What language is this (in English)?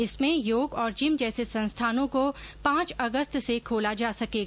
Hindi